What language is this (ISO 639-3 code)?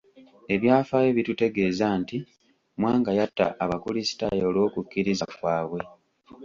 lug